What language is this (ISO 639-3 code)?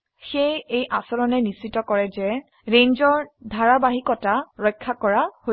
asm